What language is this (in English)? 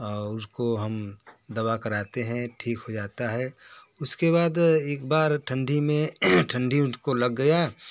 Hindi